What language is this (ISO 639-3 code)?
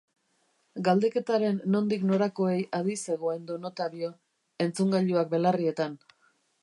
eus